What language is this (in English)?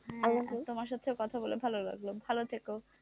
Bangla